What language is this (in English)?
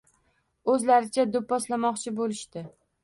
Uzbek